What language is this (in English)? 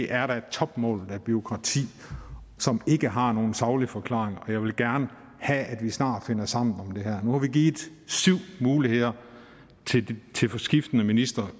Danish